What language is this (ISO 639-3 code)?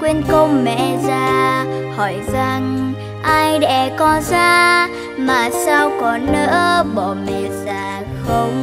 vie